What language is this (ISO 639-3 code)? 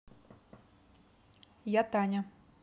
rus